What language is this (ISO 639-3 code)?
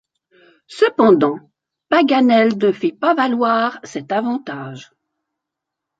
fra